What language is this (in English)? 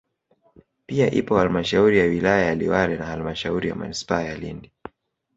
Swahili